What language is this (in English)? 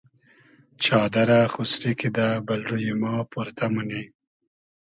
Hazaragi